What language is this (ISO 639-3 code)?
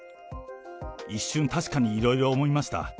jpn